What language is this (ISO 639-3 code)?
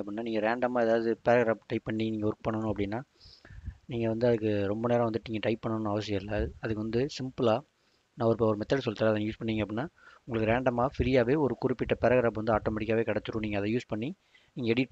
tam